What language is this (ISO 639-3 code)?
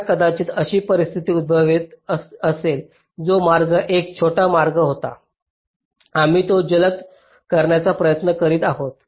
mar